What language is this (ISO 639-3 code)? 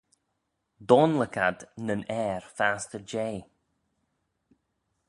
glv